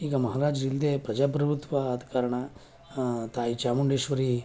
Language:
Kannada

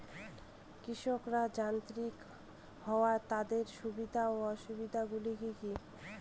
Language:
Bangla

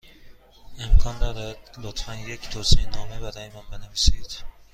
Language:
Persian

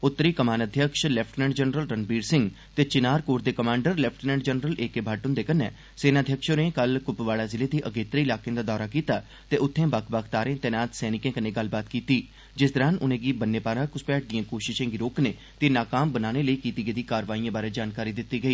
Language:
Dogri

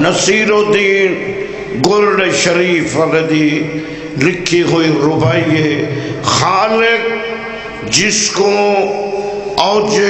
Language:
Romanian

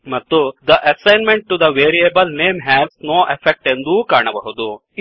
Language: Kannada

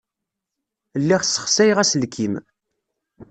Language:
Kabyle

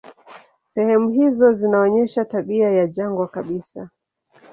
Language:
Swahili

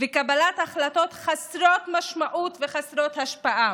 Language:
Hebrew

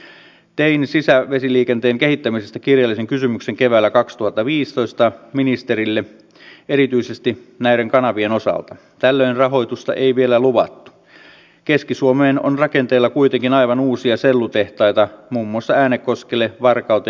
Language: Finnish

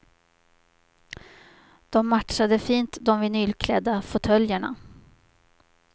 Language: Swedish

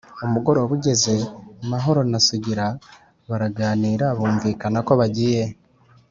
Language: Kinyarwanda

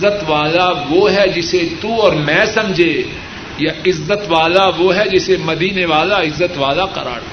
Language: Urdu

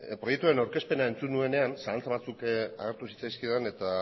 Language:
Basque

